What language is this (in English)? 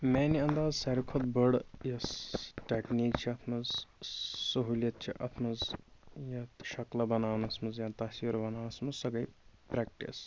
Kashmiri